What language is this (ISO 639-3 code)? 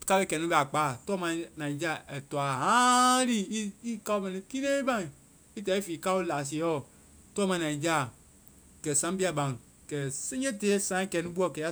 vai